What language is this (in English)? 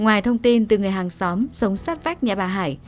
Vietnamese